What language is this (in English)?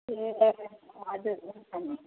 Nepali